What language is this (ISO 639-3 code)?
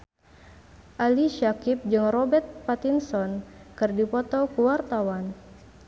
sun